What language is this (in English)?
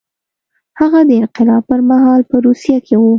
Pashto